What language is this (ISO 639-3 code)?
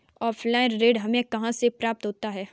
hin